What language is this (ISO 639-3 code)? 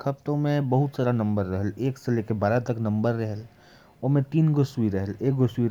kfp